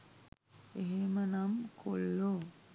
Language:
Sinhala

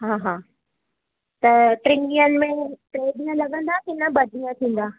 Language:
Sindhi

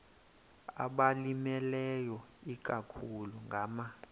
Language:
Xhosa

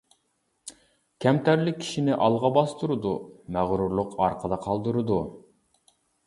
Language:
Uyghur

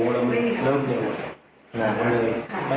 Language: Thai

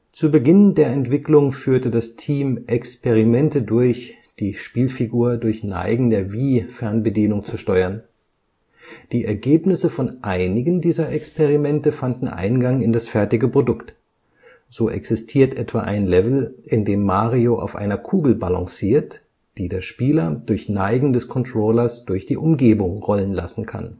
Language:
German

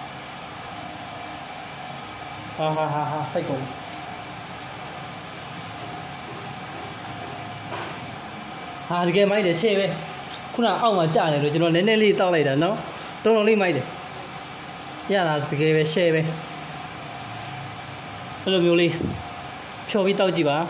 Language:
Thai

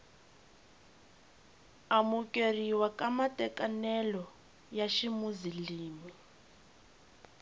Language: Tsonga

